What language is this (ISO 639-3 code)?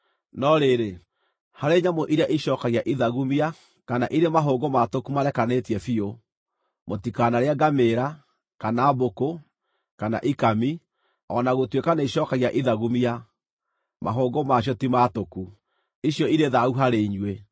kik